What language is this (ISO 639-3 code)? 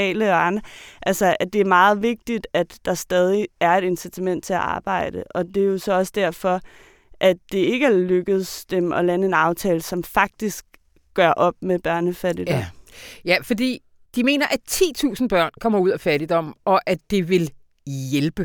dan